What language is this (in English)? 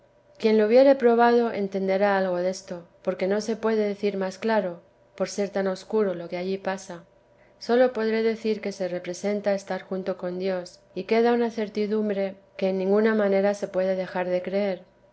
Spanish